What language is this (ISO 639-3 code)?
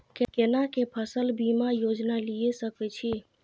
mai